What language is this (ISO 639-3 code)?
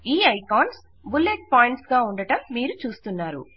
tel